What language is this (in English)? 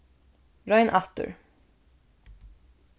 Faroese